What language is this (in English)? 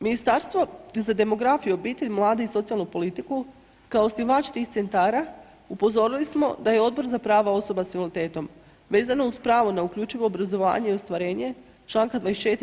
Croatian